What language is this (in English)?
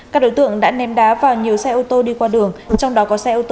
Vietnamese